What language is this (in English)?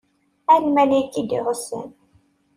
Kabyle